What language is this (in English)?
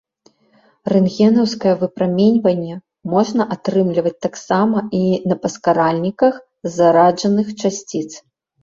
Belarusian